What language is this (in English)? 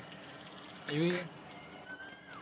Gujarati